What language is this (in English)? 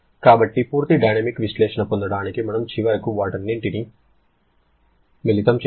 Telugu